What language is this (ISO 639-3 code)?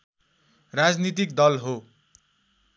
nep